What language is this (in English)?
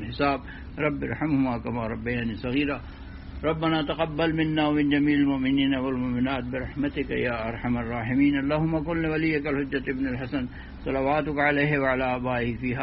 Urdu